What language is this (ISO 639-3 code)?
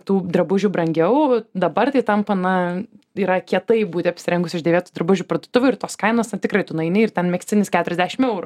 lit